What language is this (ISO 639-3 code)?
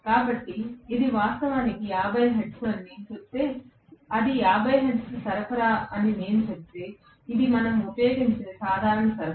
tel